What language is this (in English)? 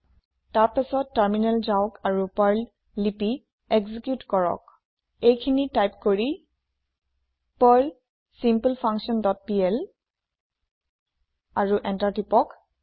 Assamese